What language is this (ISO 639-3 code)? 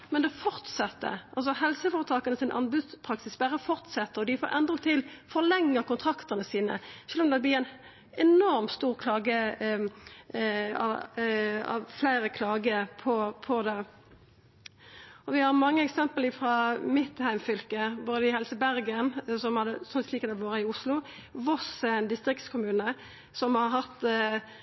nno